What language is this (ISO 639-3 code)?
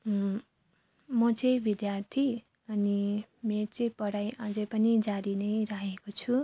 nep